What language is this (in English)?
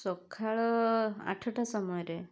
Odia